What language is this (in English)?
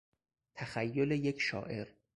Persian